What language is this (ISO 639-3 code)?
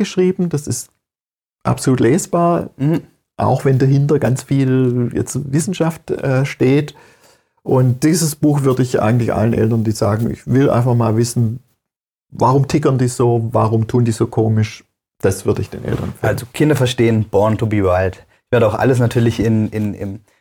deu